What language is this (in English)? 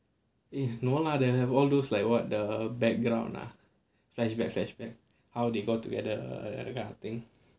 English